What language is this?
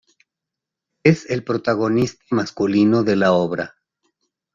Spanish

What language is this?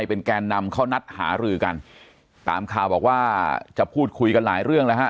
Thai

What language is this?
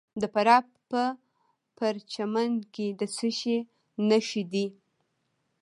Pashto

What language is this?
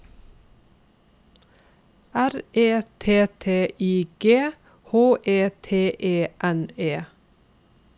Norwegian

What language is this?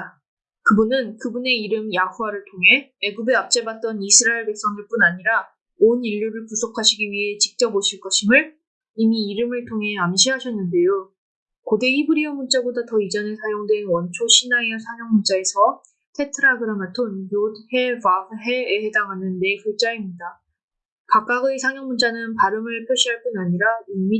Korean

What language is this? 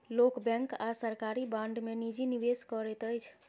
Maithili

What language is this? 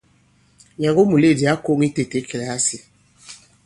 Bankon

